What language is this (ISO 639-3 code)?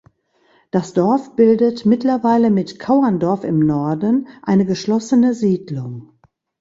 deu